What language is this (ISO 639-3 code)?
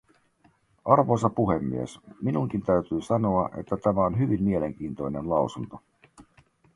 fin